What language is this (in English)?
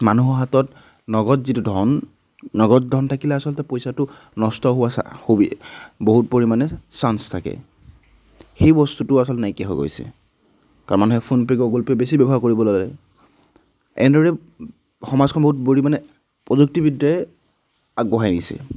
Assamese